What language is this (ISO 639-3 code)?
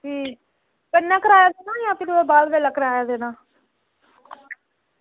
doi